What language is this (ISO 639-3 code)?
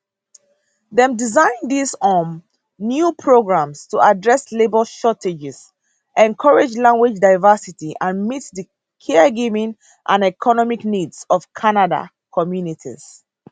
pcm